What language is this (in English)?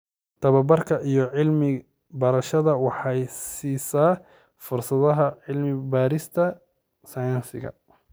Somali